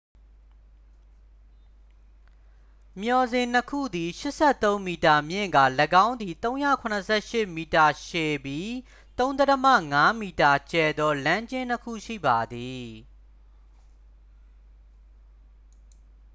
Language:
Burmese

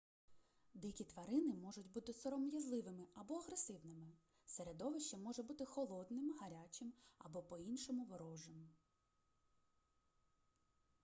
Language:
Ukrainian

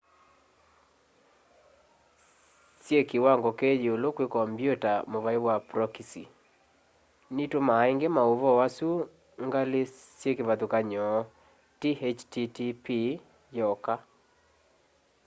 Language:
Kamba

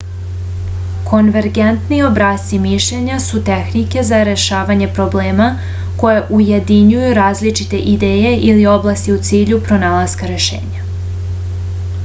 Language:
Serbian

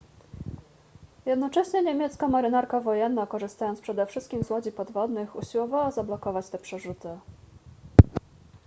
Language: Polish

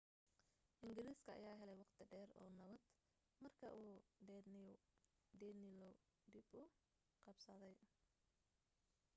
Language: Somali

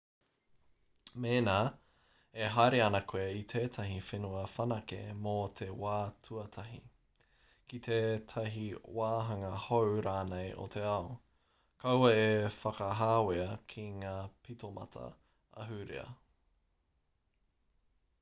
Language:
Māori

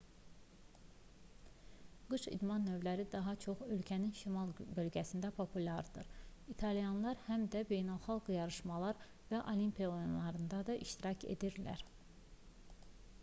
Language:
Azerbaijani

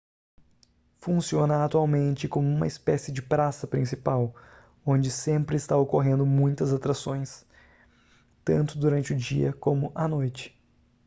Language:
Portuguese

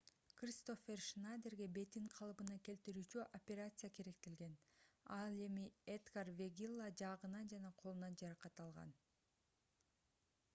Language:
Kyrgyz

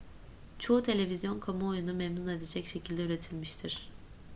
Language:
Turkish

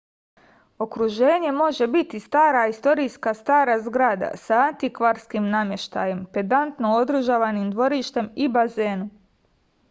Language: Serbian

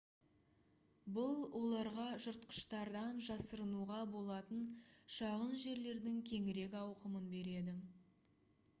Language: Kazakh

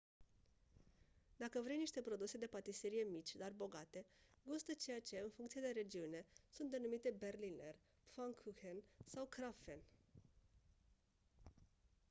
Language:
Romanian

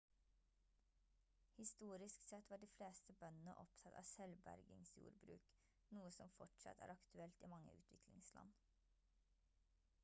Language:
Norwegian Bokmål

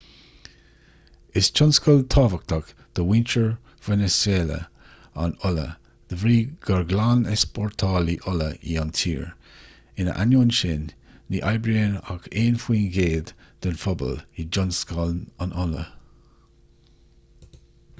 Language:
Irish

